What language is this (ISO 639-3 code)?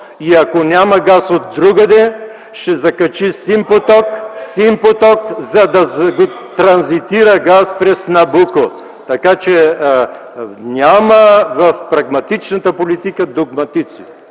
bul